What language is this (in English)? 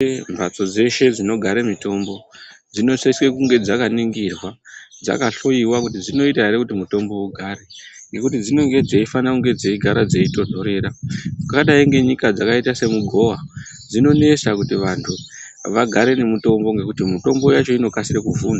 Ndau